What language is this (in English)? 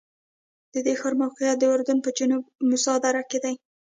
Pashto